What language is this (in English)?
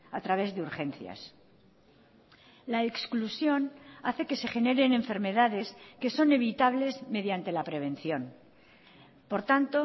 Spanish